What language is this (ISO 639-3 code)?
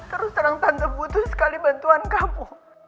ind